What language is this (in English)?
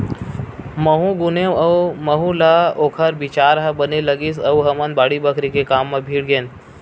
Chhattisgarhi